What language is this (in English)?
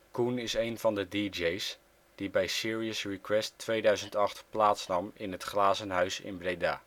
Dutch